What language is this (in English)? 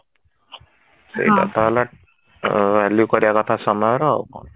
Odia